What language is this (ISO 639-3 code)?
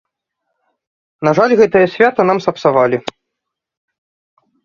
bel